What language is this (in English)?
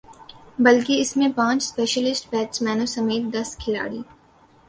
Urdu